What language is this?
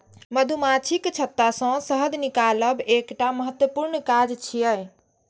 Maithili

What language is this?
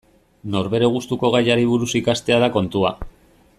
Basque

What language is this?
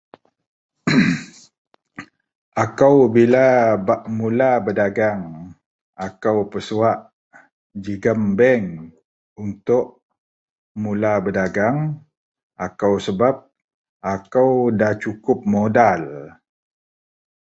Central Melanau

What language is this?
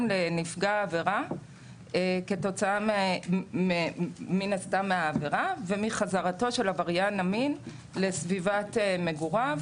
Hebrew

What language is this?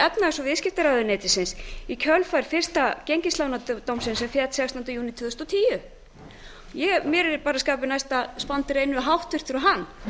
Icelandic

